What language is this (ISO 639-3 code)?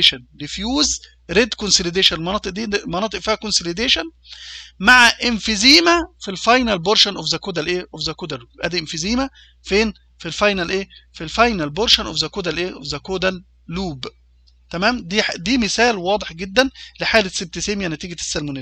ara